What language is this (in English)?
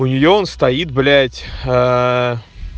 Russian